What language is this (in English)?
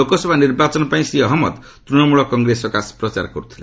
Odia